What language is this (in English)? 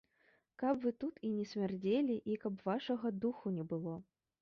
Belarusian